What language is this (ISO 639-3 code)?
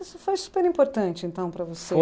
por